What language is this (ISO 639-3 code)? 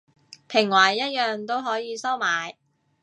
yue